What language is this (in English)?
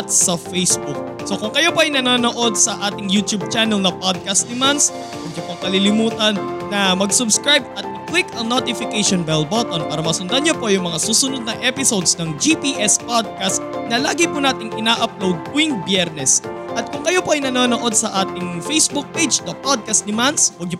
Filipino